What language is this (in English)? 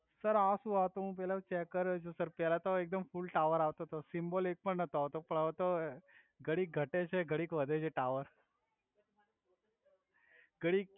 Gujarati